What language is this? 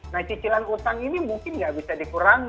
Indonesian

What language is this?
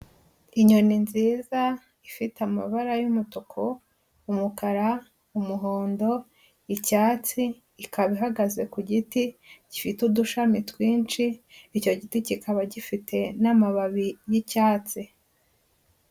Kinyarwanda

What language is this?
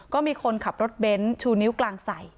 Thai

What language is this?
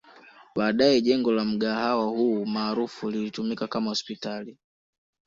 Swahili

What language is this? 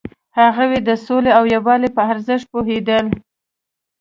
Pashto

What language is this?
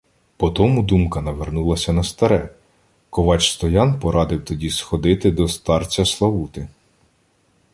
Ukrainian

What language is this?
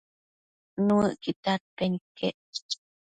Matsés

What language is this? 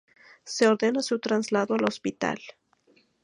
Spanish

